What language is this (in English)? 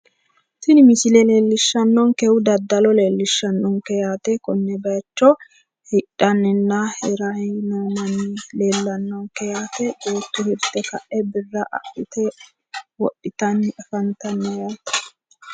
Sidamo